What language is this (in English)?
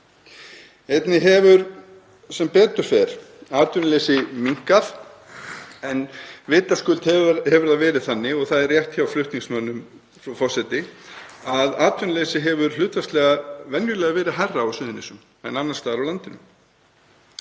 Icelandic